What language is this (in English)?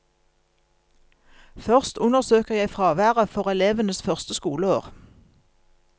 Norwegian